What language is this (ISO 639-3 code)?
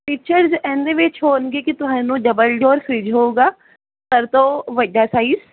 pan